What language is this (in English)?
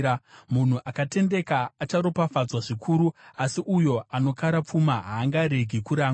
Shona